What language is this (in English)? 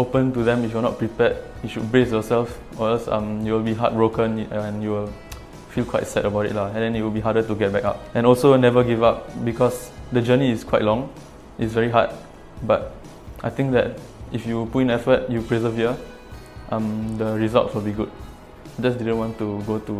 Malay